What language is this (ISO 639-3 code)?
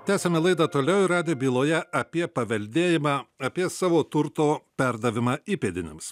lit